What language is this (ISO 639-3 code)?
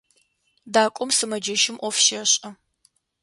ady